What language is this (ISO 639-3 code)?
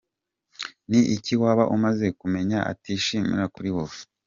kin